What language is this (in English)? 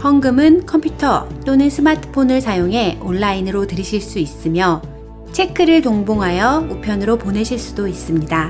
Korean